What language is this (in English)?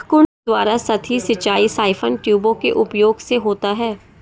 Hindi